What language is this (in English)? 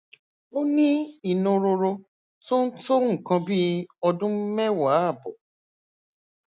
Yoruba